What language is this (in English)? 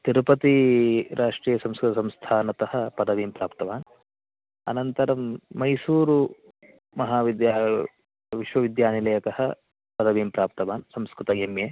Sanskrit